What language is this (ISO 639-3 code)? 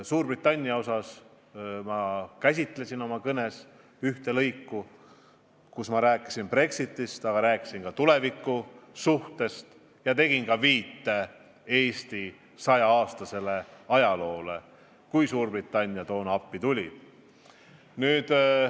est